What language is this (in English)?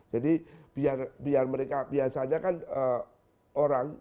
Indonesian